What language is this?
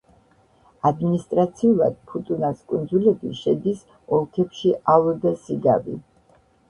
Georgian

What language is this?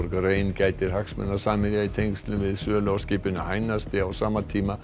Icelandic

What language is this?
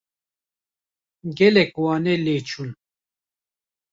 Kurdish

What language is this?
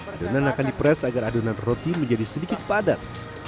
Indonesian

